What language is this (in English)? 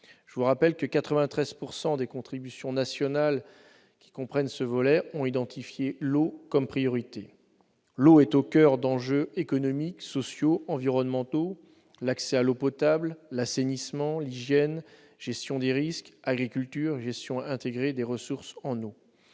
French